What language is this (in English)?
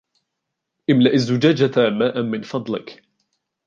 Arabic